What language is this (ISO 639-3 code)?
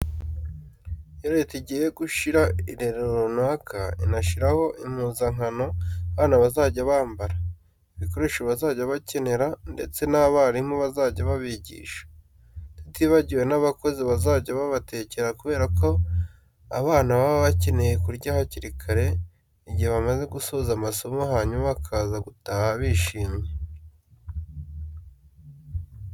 kin